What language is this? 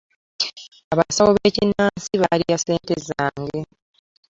Ganda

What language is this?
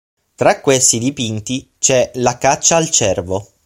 Italian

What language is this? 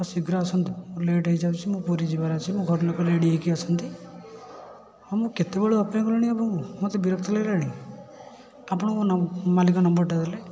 Odia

